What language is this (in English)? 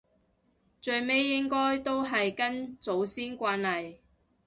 Cantonese